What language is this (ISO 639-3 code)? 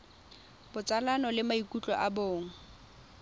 tsn